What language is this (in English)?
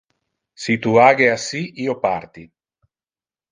Interlingua